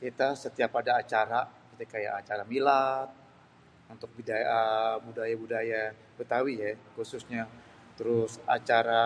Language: Betawi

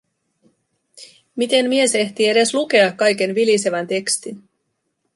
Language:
Finnish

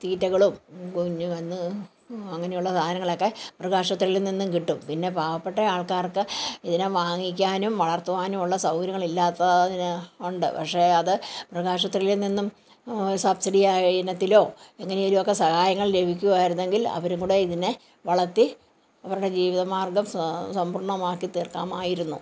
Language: Malayalam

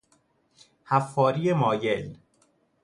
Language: Persian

